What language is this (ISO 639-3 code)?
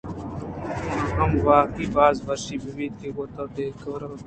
bgp